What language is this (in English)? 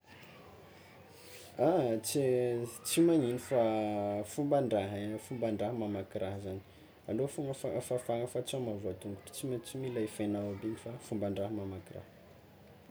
Tsimihety Malagasy